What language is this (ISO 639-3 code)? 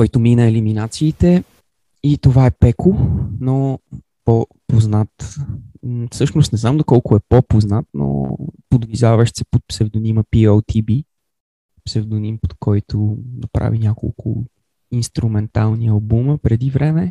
bul